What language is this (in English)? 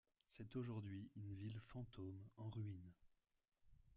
French